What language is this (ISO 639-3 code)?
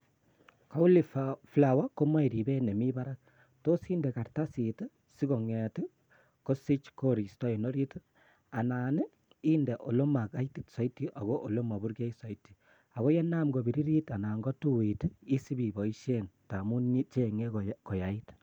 kln